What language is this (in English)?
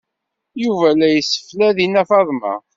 Kabyle